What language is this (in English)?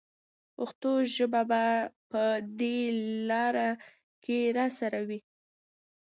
Pashto